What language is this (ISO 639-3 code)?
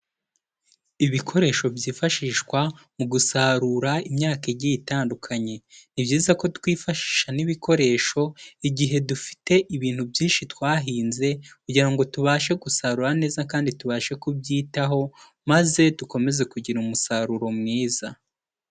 kin